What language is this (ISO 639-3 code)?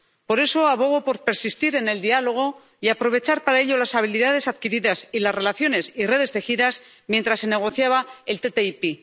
spa